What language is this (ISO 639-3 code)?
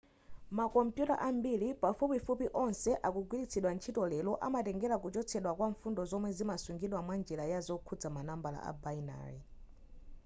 nya